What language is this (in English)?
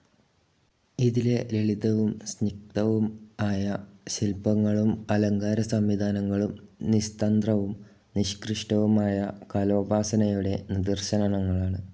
Malayalam